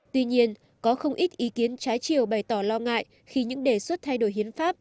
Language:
Vietnamese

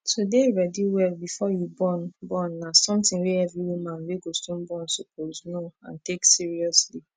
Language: Nigerian Pidgin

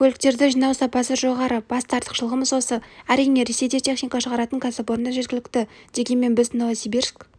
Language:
Kazakh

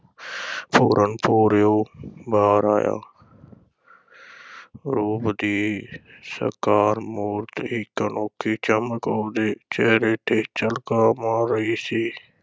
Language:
Punjabi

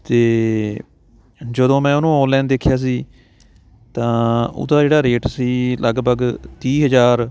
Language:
Punjabi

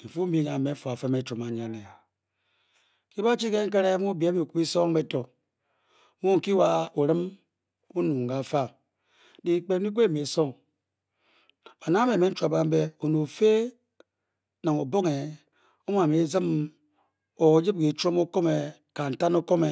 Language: Bokyi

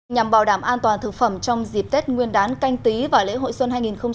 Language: Vietnamese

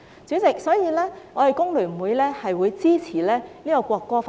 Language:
Cantonese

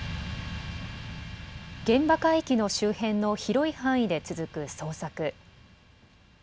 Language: Japanese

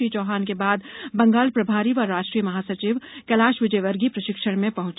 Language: Hindi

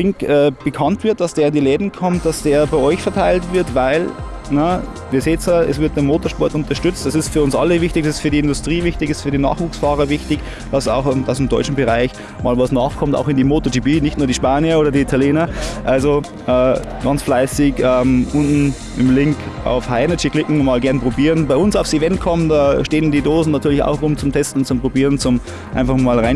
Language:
German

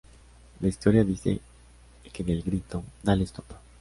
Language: Spanish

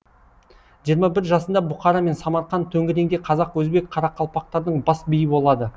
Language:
Kazakh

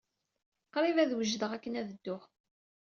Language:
Kabyle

